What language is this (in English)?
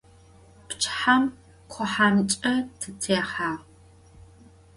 Adyghe